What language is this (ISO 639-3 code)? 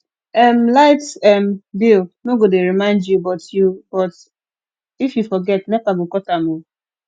pcm